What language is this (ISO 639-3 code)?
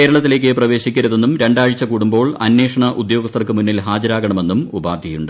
mal